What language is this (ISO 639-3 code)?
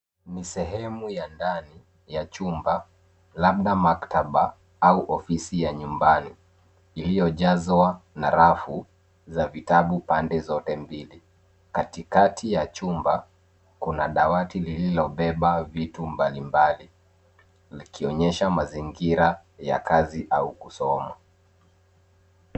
swa